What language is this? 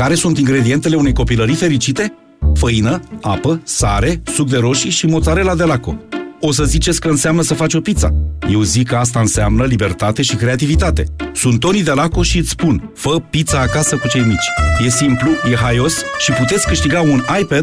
Romanian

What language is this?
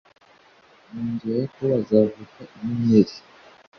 Kinyarwanda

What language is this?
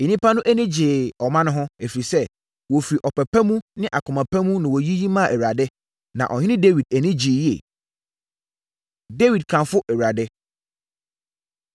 Akan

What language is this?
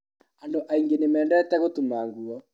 Kikuyu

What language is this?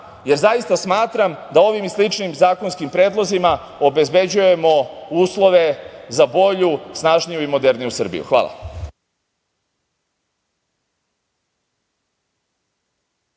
Serbian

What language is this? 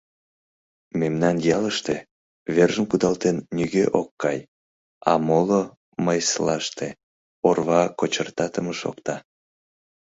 Mari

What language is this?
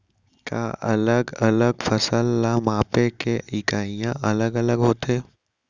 Chhattisgarhi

